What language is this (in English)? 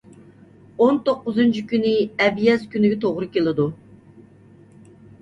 Uyghur